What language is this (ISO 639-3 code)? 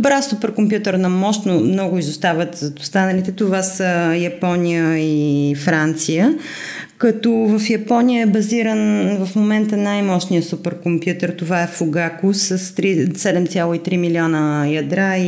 bul